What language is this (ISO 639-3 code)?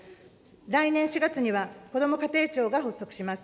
jpn